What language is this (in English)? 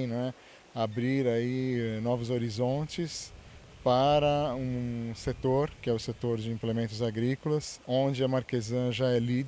Portuguese